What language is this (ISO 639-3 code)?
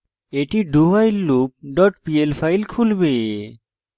ben